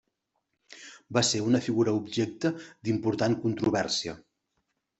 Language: Catalan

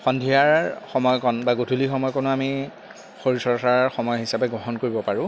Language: Assamese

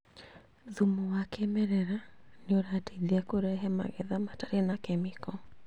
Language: Kikuyu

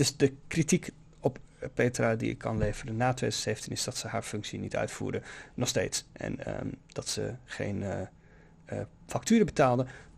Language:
Dutch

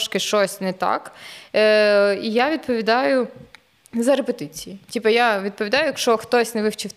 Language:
Ukrainian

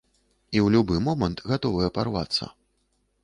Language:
Belarusian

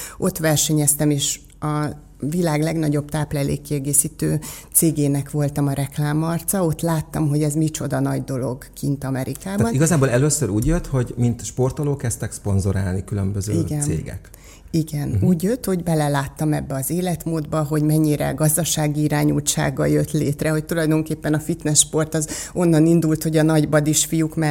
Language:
Hungarian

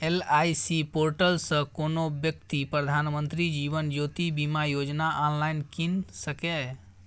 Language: Maithili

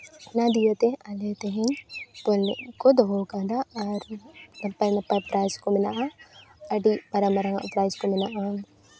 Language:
Santali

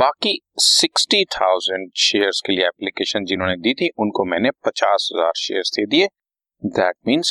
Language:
Hindi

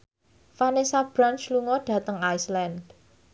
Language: Javanese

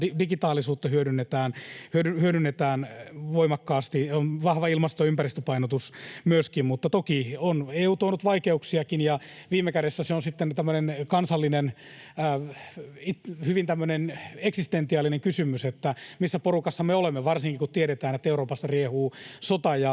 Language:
Finnish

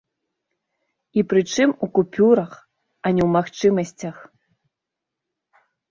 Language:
Belarusian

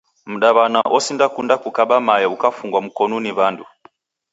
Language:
Taita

